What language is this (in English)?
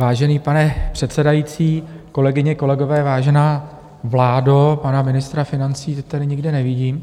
Czech